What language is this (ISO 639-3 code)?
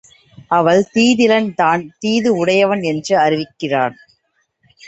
tam